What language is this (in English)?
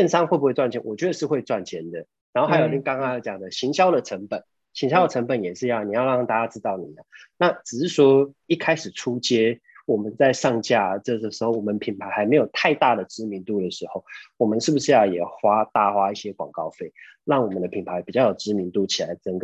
Chinese